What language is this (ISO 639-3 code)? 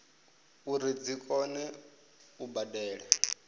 ven